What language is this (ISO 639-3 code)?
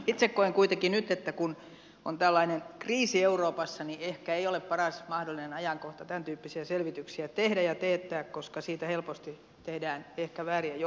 fin